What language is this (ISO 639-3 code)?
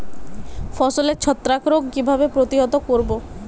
ben